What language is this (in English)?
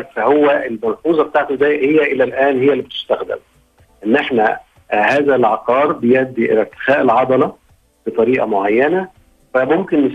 Arabic